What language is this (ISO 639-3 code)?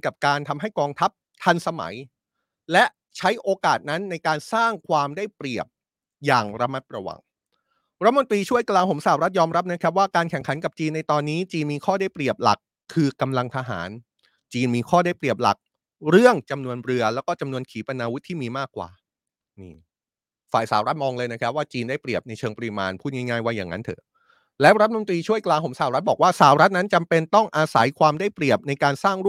tha